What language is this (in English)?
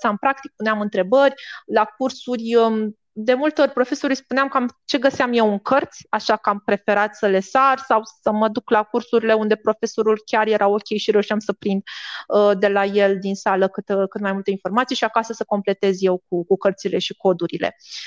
Romanian